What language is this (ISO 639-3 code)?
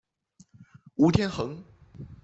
zho